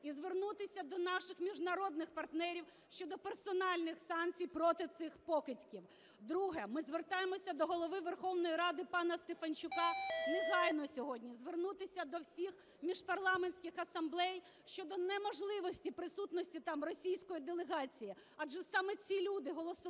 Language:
Ukrainian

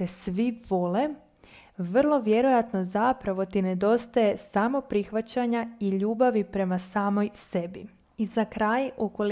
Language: Croatian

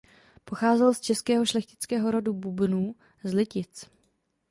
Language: Czech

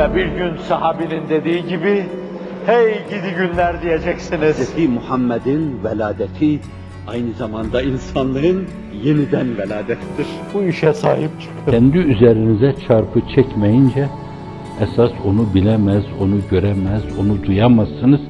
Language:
Turkish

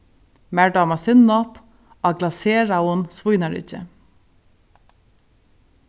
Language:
Faroese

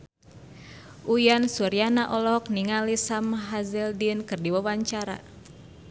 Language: Sundanese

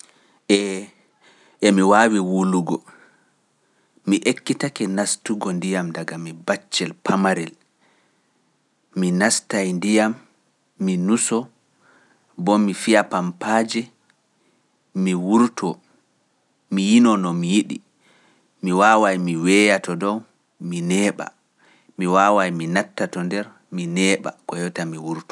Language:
Pular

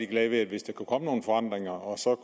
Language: Danish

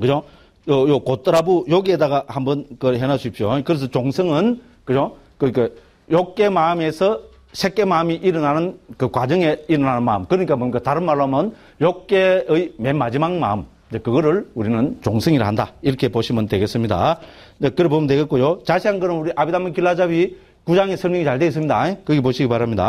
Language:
Korean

